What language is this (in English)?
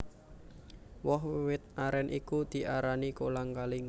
Javanese